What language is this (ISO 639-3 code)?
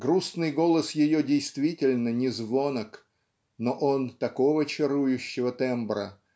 rus